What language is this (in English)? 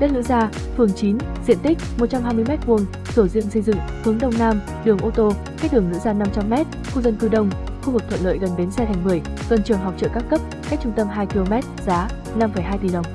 Vietnamese